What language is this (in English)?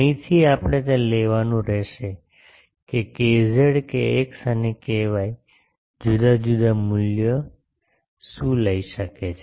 Gujarati